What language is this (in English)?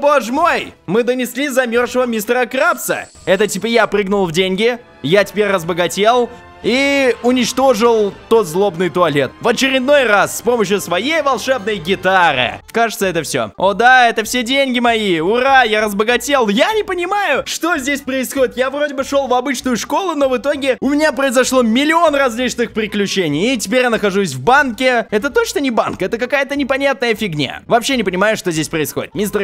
Russian